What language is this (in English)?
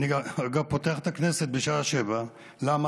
Hebrew